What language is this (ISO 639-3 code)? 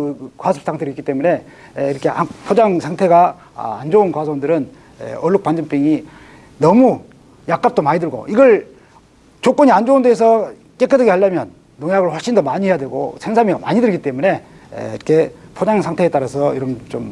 kor